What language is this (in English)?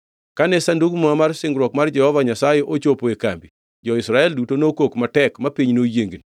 Luo (Kenya and Tanzania)